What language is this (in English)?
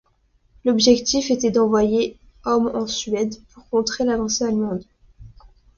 French